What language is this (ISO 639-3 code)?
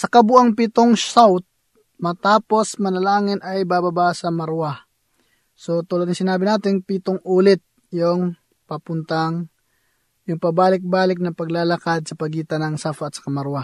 fil